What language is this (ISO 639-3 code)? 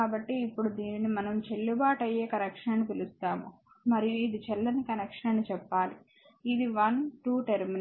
tel